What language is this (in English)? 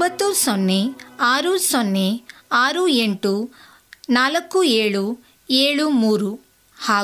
Kannada